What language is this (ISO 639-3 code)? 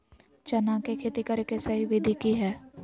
mag